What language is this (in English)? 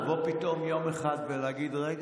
Hebrew